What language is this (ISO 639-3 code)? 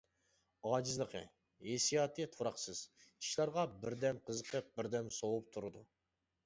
uig